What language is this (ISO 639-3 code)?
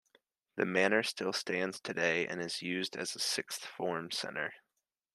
eng